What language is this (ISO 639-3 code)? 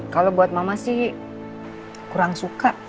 ind